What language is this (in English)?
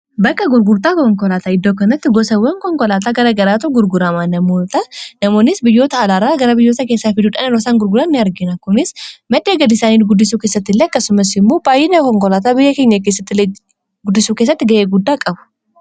Oromo